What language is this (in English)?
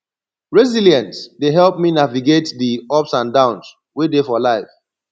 Nigerian Pidgin